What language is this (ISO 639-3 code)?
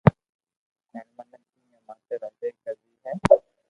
lrk